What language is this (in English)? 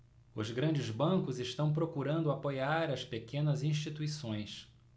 Portuguese